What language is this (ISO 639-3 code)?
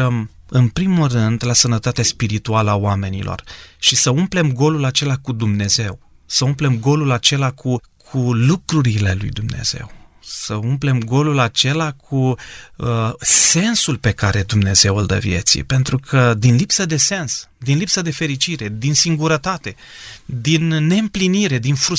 ron